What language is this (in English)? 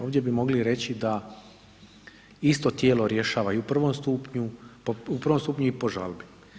Croatian